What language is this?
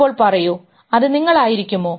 Malayalam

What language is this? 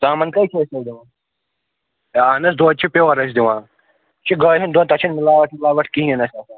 Kashmiri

